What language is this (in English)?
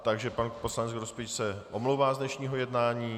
Czech